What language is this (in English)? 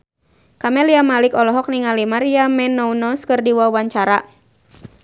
Sundanese